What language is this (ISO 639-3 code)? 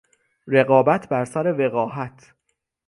fas